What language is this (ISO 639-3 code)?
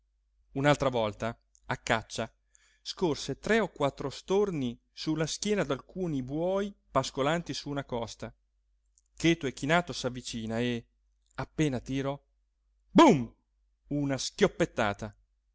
ita